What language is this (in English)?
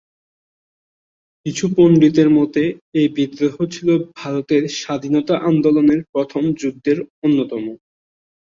Bangla